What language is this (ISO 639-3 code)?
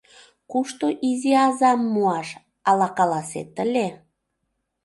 chm